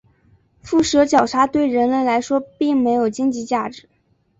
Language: Chinese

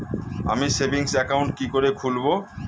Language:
Bangla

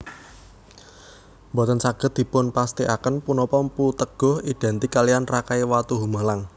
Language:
Javanese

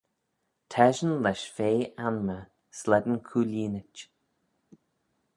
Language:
Manx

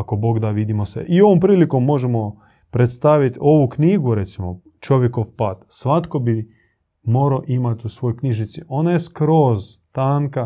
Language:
Croatian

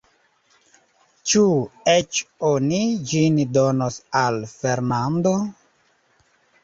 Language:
Esperanto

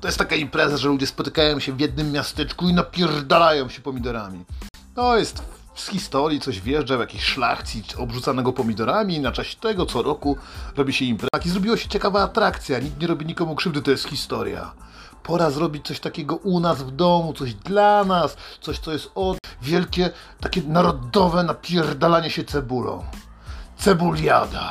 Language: Polish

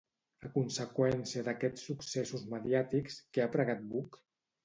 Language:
Catalan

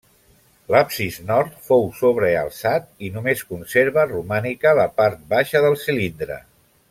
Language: Catalan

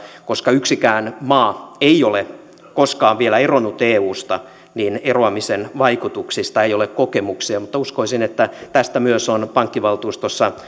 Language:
Finnish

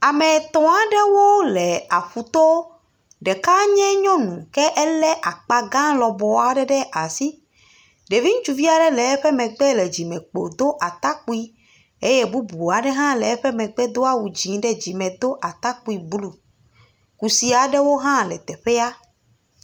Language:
Ewe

